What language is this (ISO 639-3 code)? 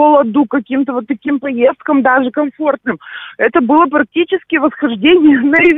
rus